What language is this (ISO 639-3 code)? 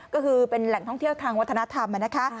tha